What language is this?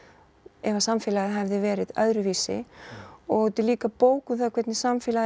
Icelandic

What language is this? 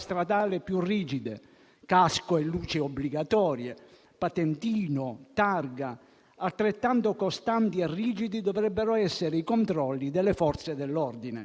Italian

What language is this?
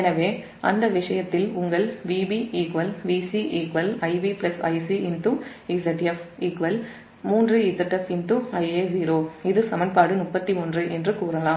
Tamil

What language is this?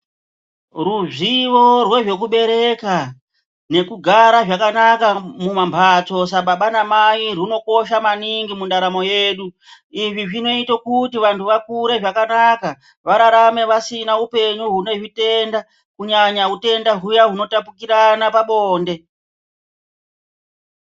Ndau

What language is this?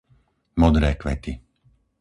Slovak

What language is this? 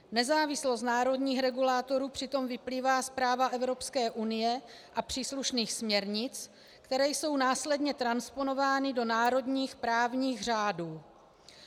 Czech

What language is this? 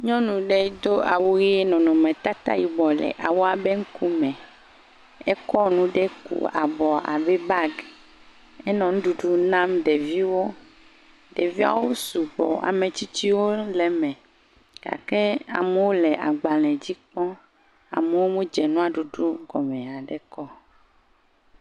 Ewe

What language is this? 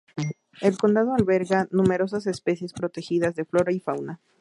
Spanish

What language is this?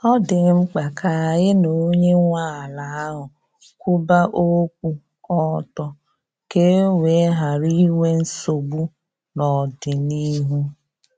Igbo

